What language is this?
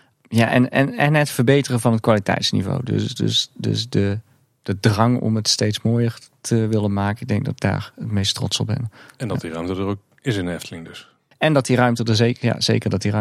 Dutch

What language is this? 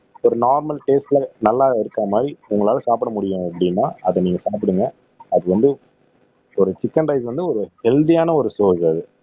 Tamil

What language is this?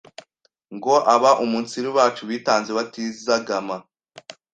Kinyarwanda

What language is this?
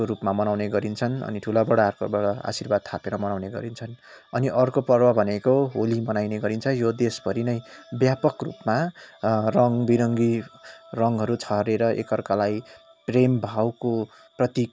Nepali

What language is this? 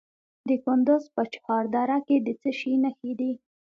Pashto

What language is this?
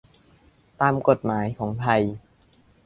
Thai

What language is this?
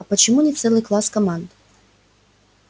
Russian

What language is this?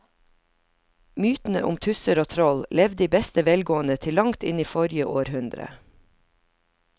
Norwegian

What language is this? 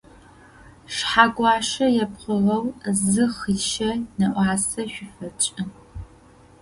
Adyghe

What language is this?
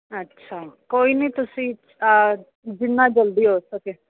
Punjabi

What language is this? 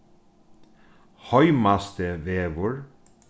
Faroese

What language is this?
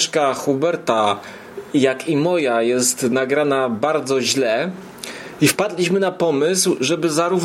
Polish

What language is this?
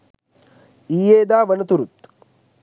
Sinhala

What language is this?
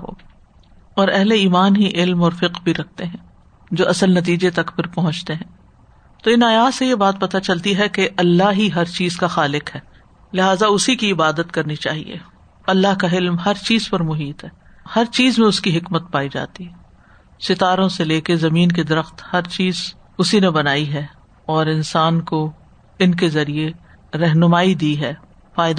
Urdu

